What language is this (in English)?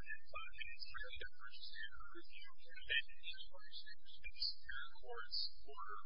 English